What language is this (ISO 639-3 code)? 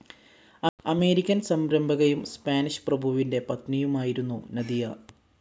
mal